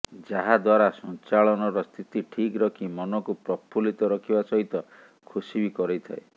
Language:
Odia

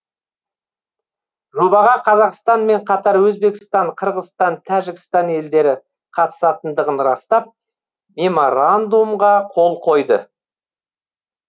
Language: Kazakh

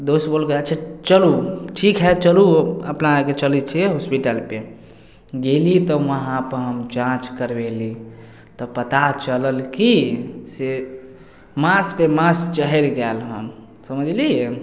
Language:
Maithili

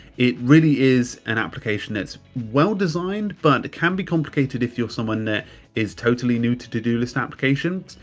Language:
English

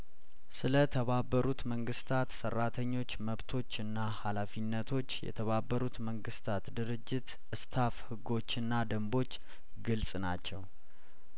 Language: Amharic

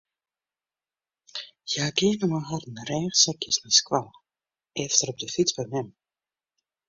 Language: Western Frisian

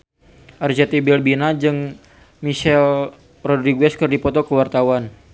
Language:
Sundanese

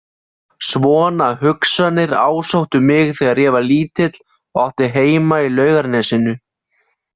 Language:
Icelandic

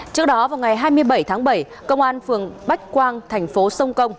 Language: Vietnamese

